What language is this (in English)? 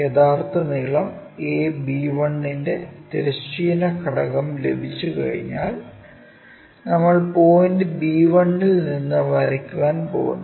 Malayalam